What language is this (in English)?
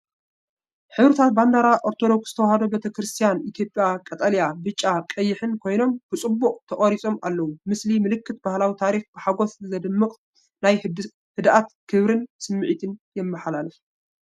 Tigrinya